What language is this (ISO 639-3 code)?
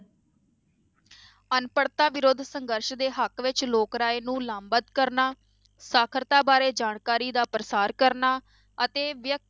pan